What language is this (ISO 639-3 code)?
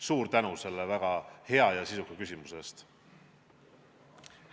est